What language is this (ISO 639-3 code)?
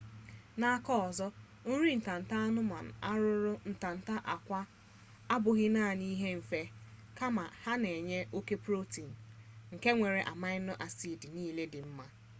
ibo